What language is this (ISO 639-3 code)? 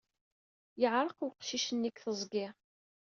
kab